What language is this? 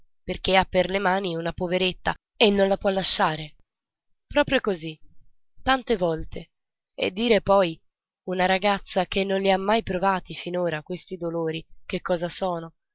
Italian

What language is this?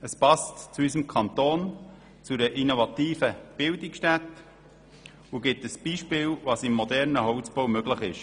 Swiss German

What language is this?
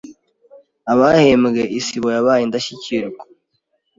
Kinyarwanda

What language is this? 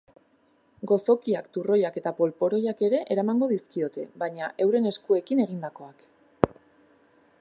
Basque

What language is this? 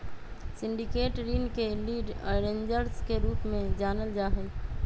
Magahi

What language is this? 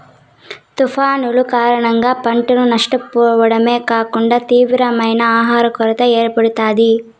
Telugu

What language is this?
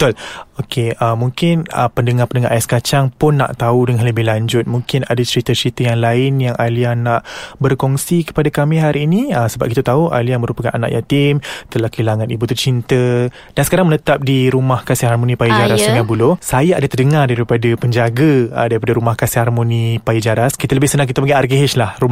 Malay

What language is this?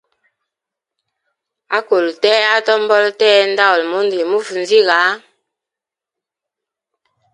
Hemba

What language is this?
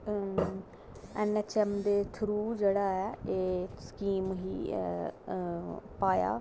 Dogri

